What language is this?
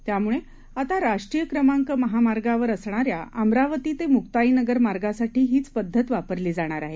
Marathi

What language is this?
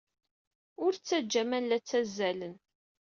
Kabyle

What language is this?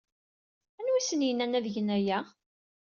Kabyle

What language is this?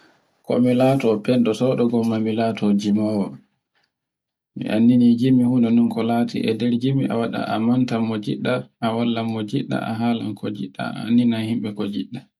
Borgu Fulfulde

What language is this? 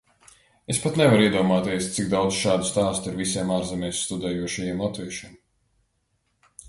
Latvian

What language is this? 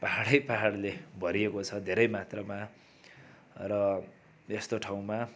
Nepali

